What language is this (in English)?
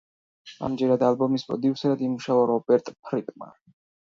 Georgian